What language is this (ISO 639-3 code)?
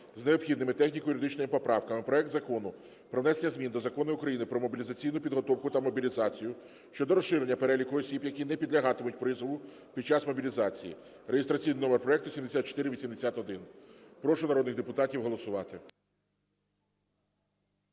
ukr